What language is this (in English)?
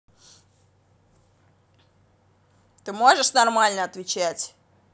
Russian